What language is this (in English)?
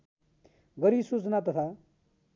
Nepali